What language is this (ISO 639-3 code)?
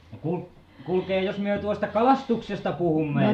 fin